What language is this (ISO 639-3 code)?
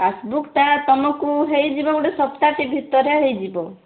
ori